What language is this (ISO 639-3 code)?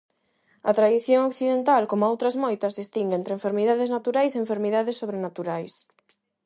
glg